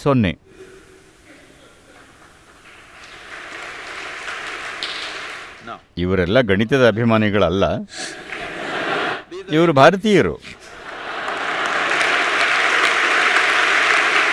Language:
English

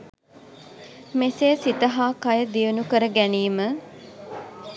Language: Sinhala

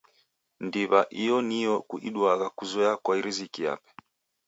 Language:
Taita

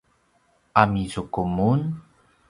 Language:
Paiwan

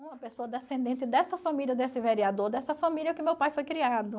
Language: Portuguese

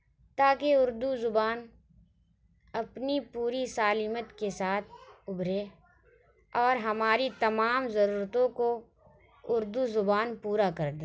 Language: Urdu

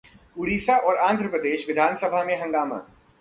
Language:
Hindi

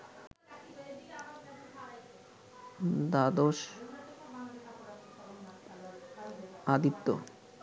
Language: Bangla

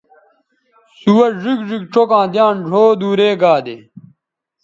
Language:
Bateri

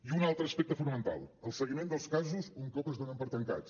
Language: Catalan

